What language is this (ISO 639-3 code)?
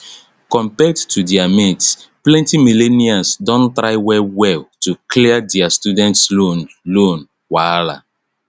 pcm